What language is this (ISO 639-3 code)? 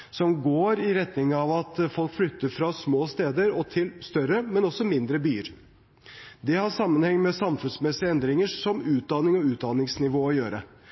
nob